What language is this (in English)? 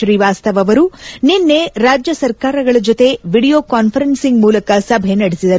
Kannada